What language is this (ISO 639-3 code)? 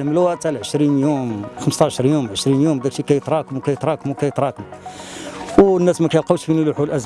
ara